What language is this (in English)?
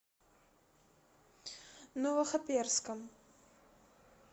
Russian